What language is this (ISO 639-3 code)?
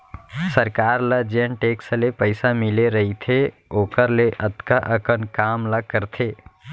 hne